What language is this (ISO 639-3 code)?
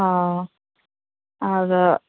sat